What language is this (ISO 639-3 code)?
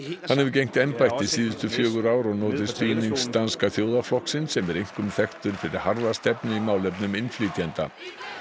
isl